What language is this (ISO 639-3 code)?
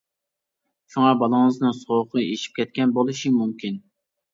uig